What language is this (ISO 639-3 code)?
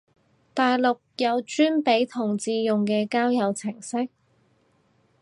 yue